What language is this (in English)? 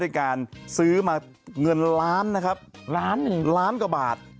Thai